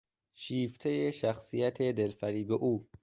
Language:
Persian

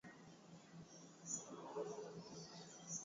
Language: Swahili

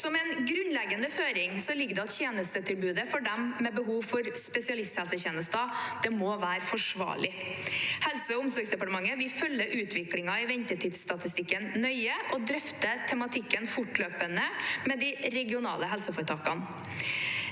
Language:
Norwegian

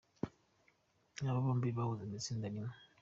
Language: Kinyarwanda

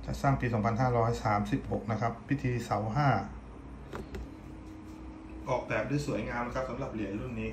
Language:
Thai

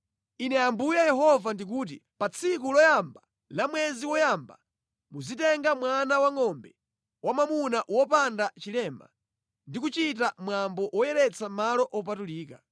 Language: Nyanja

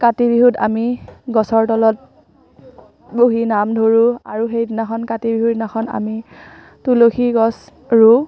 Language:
Assamese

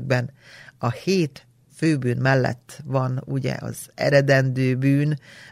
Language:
Hungarian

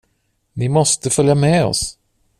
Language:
Swedish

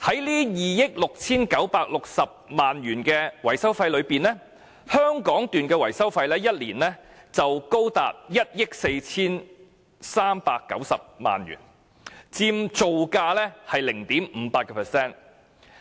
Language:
Cantonese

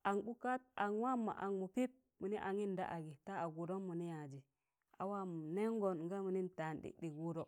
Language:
Tangale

